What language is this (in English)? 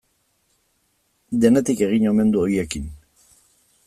Basque